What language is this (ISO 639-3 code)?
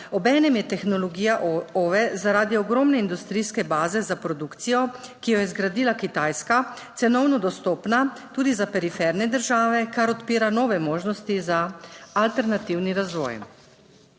slv